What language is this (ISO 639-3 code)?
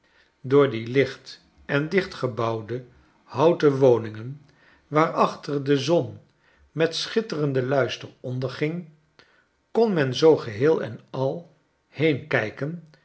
nld